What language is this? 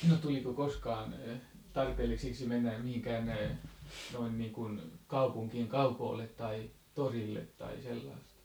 Finnish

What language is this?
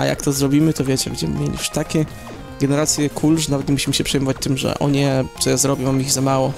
Polish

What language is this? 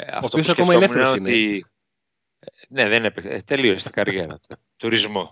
Greek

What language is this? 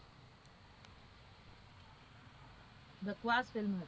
Gujarati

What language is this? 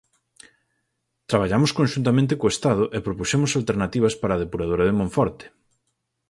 Galician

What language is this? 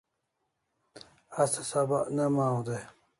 Kalasha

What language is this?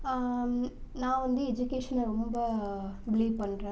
Tamil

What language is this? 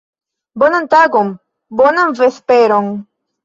Esperanto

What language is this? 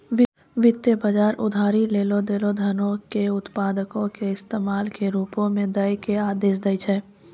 Maithili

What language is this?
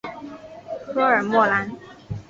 Chinese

